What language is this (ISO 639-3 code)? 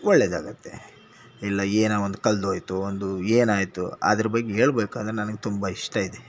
kan